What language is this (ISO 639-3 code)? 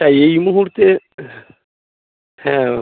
ben